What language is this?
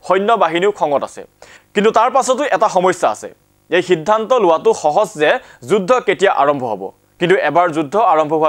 Korean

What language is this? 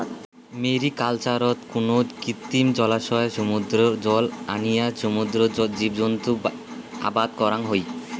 Bangla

